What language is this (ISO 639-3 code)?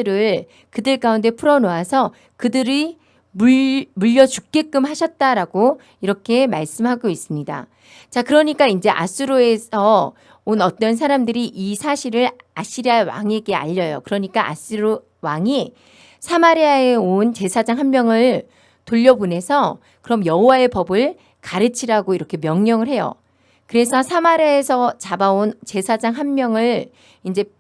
kor